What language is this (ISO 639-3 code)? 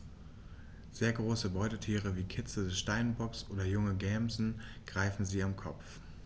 deu